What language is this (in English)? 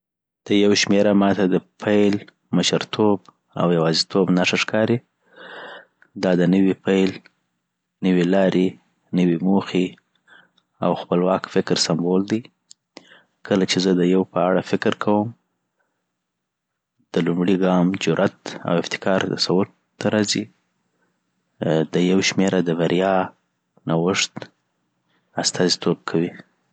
Southern Pashto